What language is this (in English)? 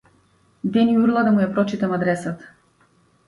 Macedonian